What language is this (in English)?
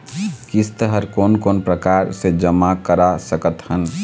Chhattisgarhi